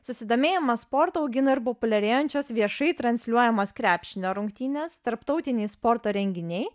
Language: Lithuanian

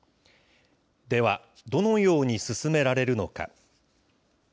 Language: Japanese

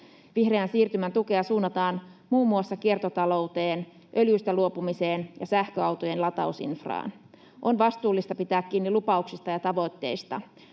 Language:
Finnish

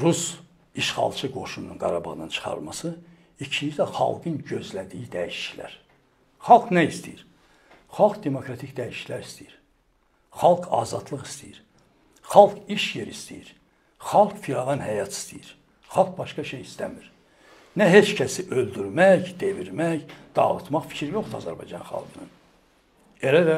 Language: Turkish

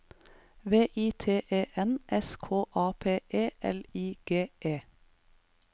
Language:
Norwegian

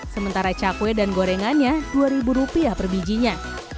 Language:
Indonesian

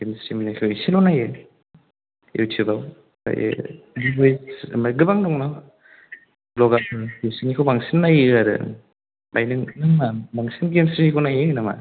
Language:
Bodo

